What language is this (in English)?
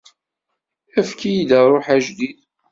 Kabyle